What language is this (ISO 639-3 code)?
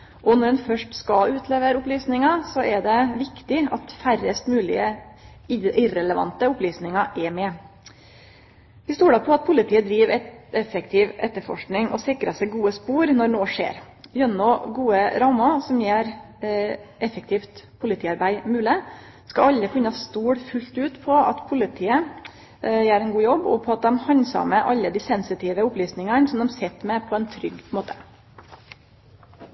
nno